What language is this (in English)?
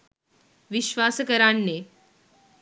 Sinhala